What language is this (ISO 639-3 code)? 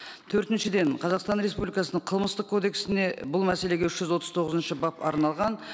kaz